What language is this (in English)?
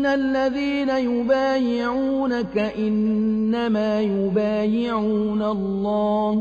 Arabic